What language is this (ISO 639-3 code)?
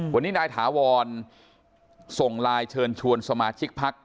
tha